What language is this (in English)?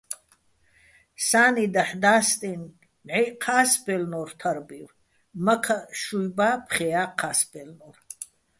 Bats